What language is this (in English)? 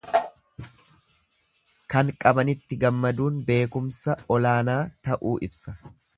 Oromo